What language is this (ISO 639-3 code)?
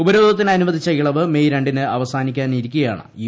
mal